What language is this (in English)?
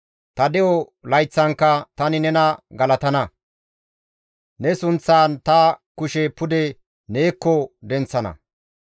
Gamo